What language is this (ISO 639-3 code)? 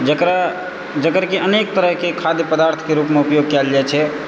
mai